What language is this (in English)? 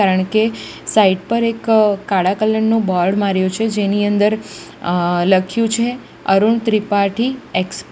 Gujarati